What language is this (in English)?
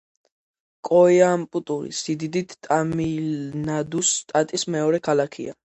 Georgian